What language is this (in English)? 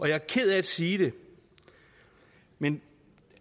Danish